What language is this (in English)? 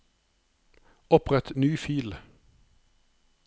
Norwegian